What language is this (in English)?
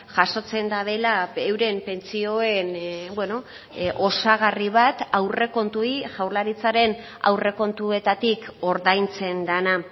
Basque